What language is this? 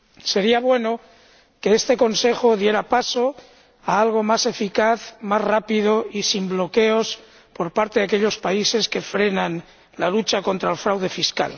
Spanish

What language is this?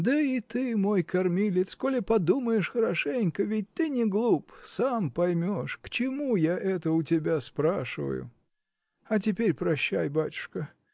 Russian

